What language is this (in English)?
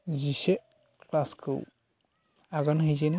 Bodo